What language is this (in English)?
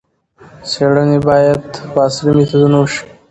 Pashto